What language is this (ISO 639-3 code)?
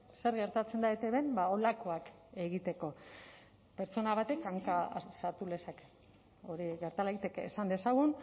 eus